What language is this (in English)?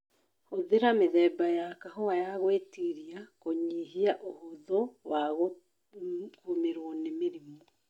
Kikuyu